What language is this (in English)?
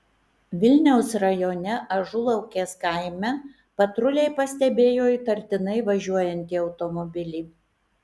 Lithuanian